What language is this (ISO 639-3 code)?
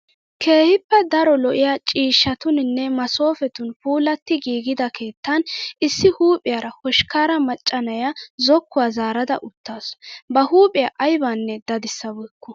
wal